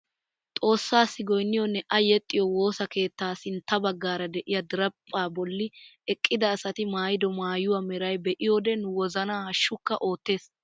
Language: Wolaytta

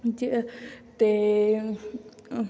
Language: Punjabi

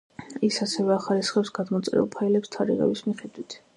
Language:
Georgian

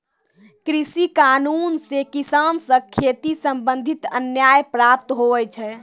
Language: Maithili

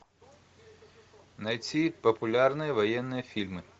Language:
Russian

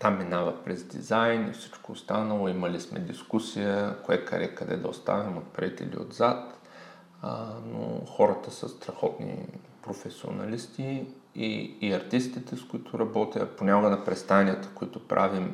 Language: Bulgarian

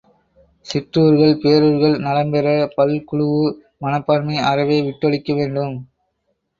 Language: Tamil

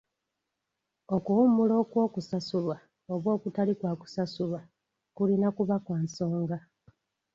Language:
Ganda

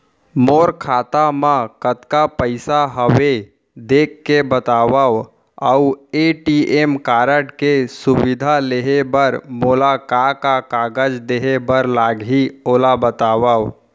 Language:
Chhattisgarhi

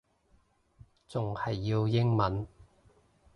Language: Cantonese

